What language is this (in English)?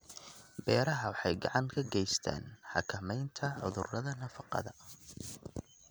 Somali